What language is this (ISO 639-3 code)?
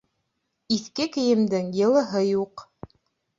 bak